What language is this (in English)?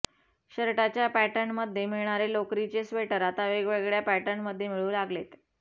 Marathi